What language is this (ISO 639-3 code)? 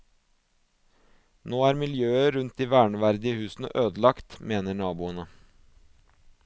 nor